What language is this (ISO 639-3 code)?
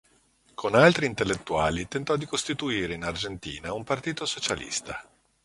ita